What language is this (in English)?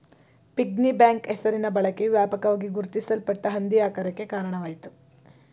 Kannada